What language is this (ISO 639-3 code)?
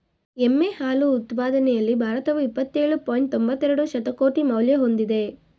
kan